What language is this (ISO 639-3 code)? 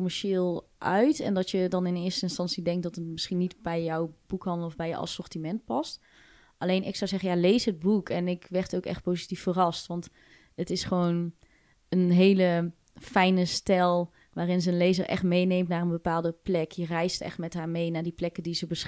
nld